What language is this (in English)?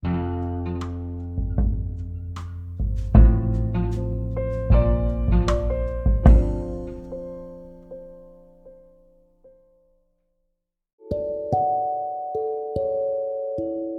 Telugu